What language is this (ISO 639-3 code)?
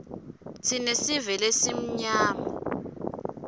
ssw